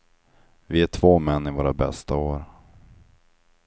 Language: Swedish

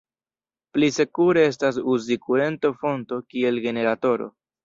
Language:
Esperanto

